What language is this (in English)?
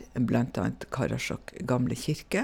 Norwegian